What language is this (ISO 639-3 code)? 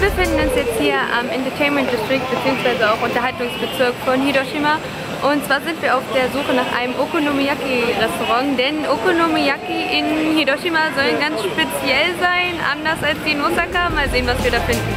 deu